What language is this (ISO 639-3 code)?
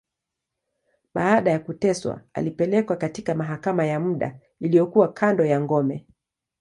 swa